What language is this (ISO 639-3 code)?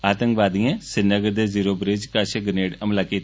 doi